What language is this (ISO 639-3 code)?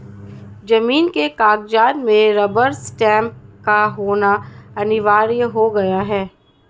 hin